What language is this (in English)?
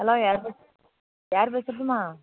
Tamil